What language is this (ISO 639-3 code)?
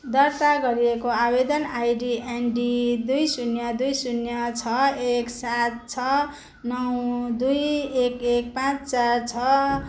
nep